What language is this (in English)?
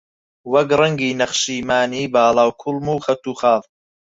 Central Kurdish